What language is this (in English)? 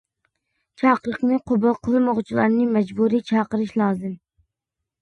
Uyghur